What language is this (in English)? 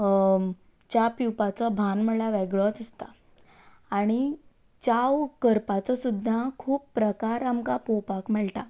Konkani